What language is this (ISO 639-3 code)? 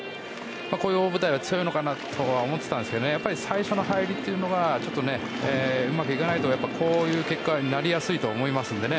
jpn